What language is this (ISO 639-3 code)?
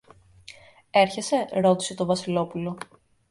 ell